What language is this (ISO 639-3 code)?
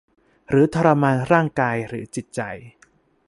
tha